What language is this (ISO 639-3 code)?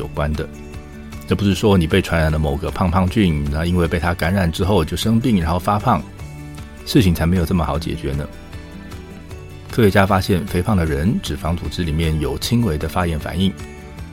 zho